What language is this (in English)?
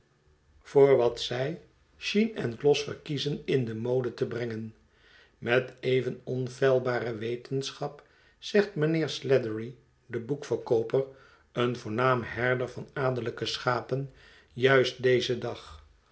Dutch